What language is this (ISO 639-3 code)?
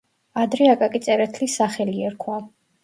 kat